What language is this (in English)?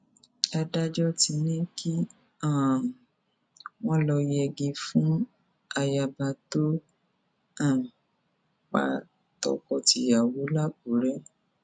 Yoruba